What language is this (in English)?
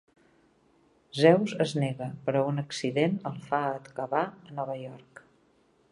Catalan